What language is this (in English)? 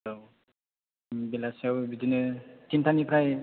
Bodo